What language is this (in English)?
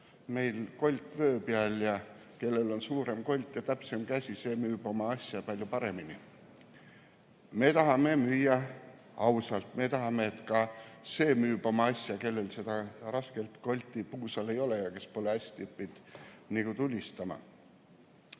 Estonian